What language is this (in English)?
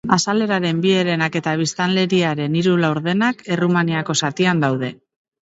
Basque